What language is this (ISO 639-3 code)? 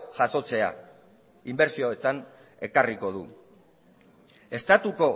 eus